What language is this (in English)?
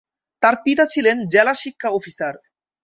Bangla